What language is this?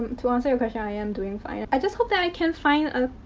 English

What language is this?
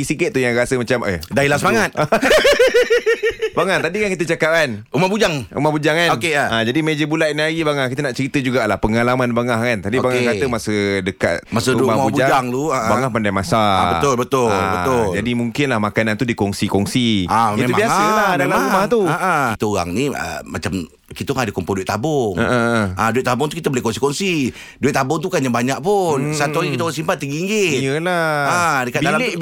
Malay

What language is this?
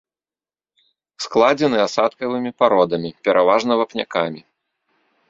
Belarusian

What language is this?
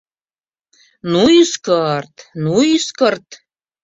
Mari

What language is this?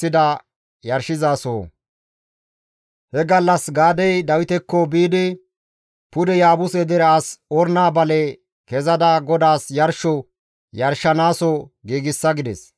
Gamo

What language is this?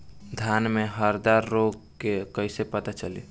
Bhojpuri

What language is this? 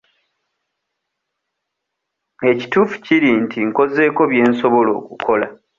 Ganda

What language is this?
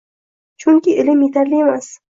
Uzbek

